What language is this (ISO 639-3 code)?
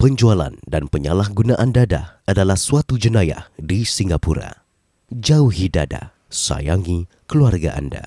msa